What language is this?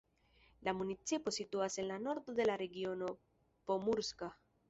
Esperanto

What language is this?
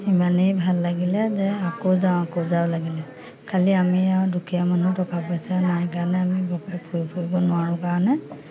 Assamese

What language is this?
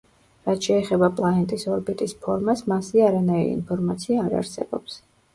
Georgian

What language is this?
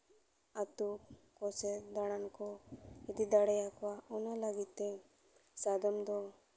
Santali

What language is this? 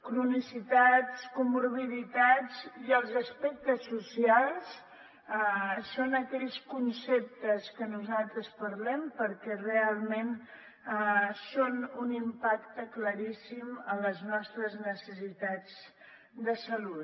Catalan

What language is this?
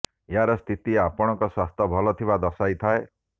Odia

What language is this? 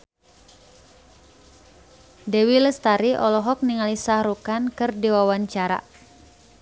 Sundanese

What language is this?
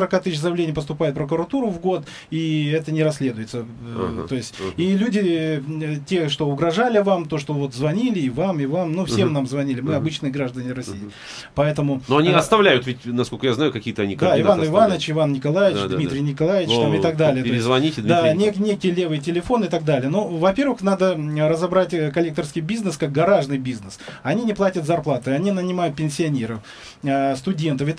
Russian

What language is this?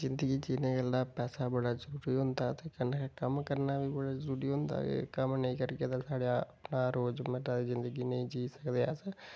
Dogri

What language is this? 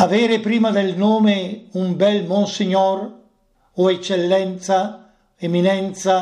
Italian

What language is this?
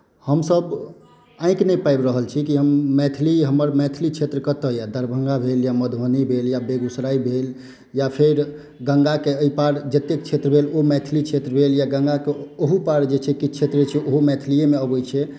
Maithili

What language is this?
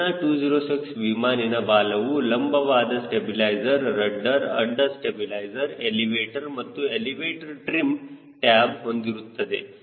Kannada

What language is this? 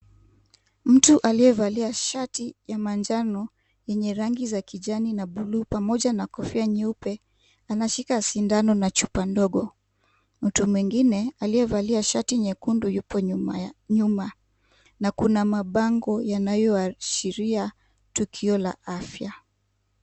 Swahili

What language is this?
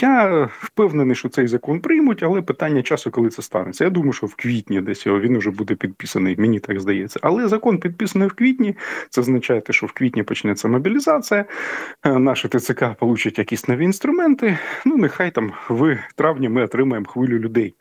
Ukrainian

